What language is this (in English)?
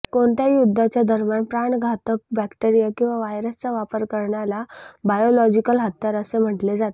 Marathi